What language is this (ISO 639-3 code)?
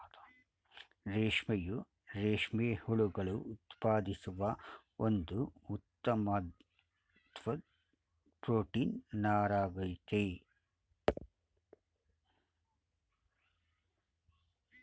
kan